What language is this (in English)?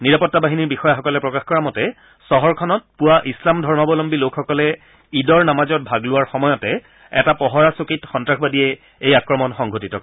Assamese